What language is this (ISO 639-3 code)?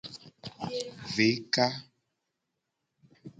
gej